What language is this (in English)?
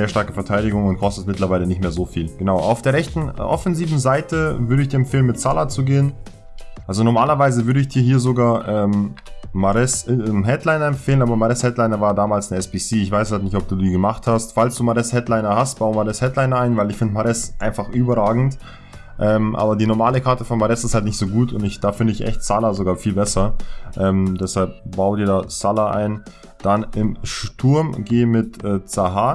German